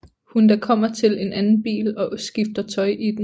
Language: Danish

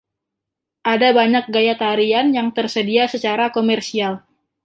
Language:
Indonesian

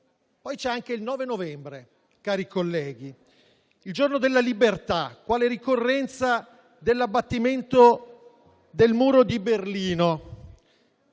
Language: Italian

